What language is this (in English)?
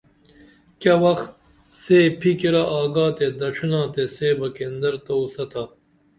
Dameli